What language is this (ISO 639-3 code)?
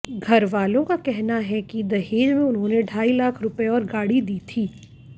hin